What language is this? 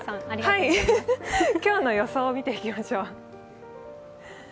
Japanese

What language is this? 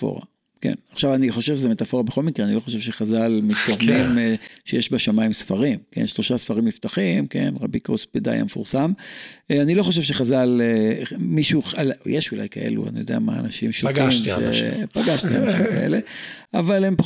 Hebrew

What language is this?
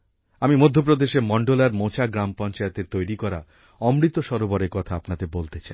Bangla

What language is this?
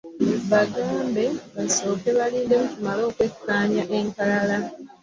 Ganda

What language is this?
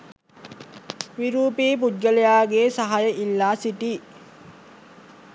Sinhala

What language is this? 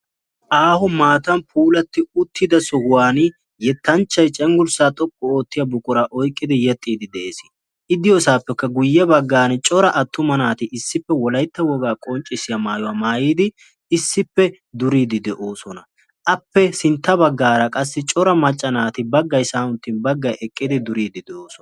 Wolaytta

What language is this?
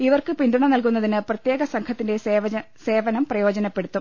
Malayalam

